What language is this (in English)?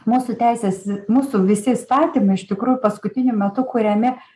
Lithuanian